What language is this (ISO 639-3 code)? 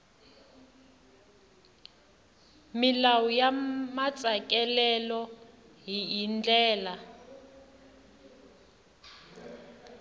tso